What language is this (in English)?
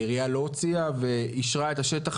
Hebrew